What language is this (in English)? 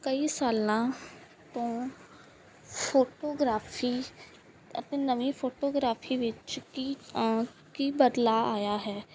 Punjabi